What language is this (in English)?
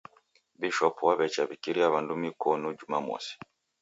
Taita